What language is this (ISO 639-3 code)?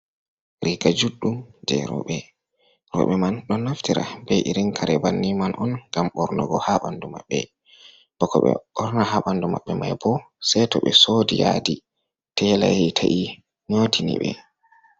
ful